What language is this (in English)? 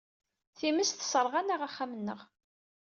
Kabyle